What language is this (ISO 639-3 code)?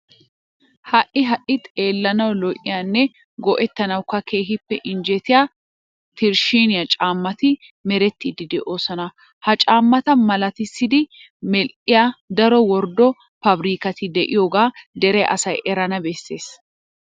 wal